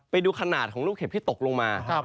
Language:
Thai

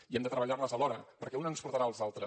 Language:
Catalan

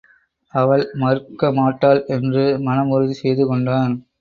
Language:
Tamil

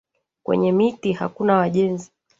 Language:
Swahili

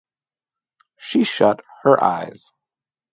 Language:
English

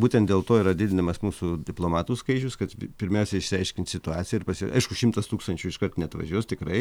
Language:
Lithuanian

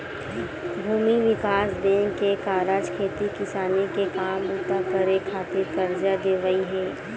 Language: Chhattisgarhi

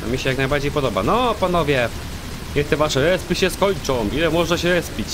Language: Polish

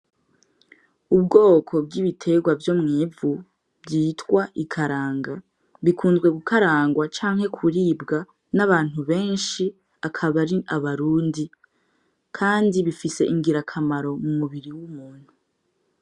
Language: Rundi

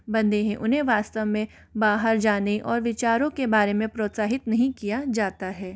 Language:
Hindi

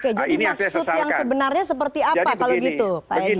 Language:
Indonesian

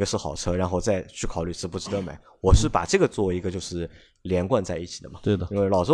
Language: Chinese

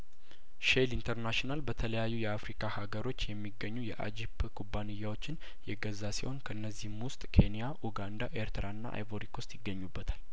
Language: Amharic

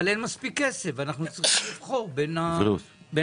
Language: Hebrew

